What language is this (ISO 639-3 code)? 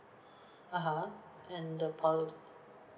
eng